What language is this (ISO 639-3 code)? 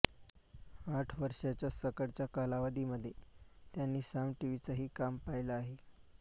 mar